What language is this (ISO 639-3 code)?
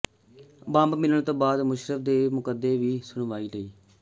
pan